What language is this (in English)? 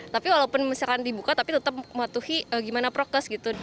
Indonesian